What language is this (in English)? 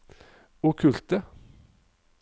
Norwegian